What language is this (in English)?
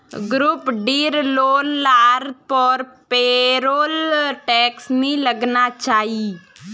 Magahi